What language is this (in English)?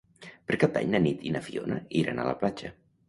Catalan